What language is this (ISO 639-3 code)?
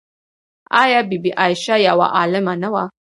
pus